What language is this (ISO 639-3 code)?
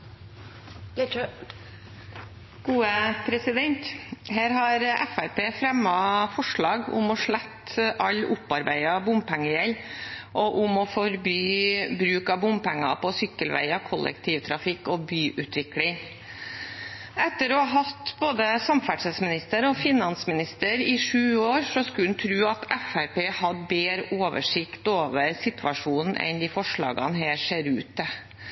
nob